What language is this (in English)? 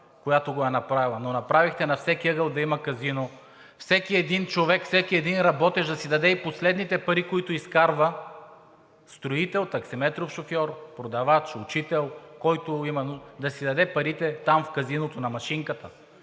Bulgarian